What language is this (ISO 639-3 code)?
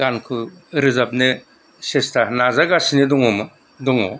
brx